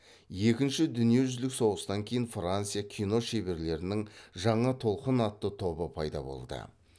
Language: Kazakh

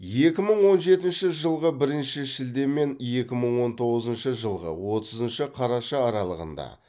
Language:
Kazakh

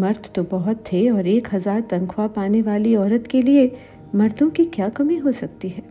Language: Hindi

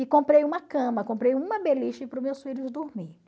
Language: Portuguese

